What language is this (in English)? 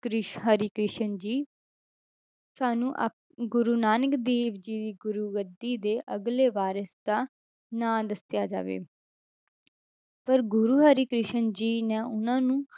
Punjabi